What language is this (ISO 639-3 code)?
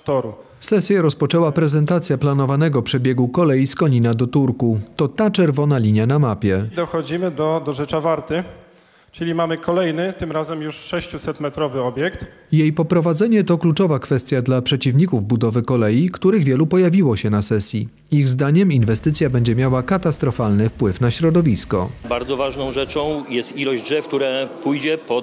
pol